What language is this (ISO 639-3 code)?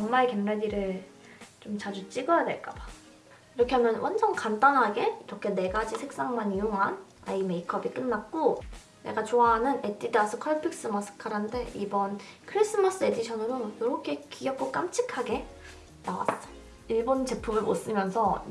kor